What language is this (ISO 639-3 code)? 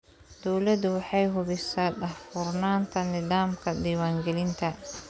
som